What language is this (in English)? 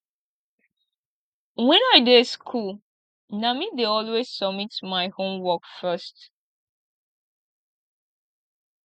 Nigerian Pidgin